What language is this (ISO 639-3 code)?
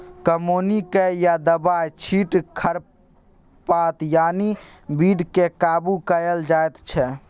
mai